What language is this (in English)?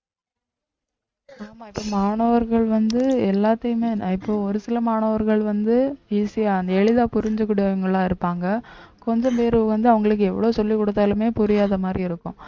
Tamil